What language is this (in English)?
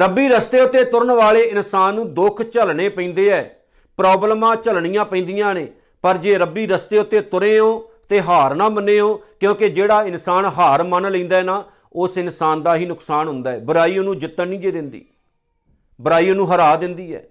Punjabi